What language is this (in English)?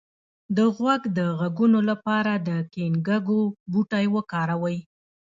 Pashto